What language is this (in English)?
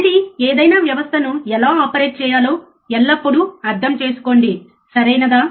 Telugu